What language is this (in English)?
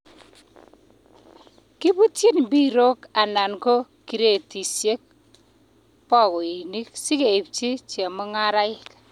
Kalenjin